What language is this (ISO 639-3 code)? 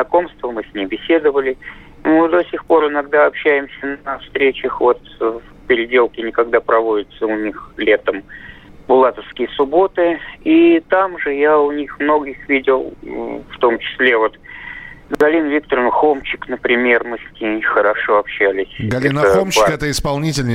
rus